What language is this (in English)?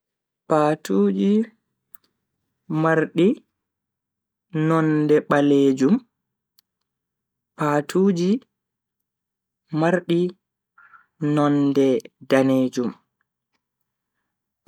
Bagirmi Fulfulde